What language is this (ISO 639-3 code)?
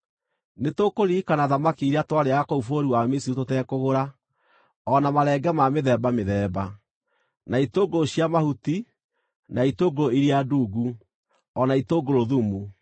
kik